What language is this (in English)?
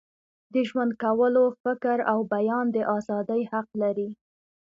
Pashto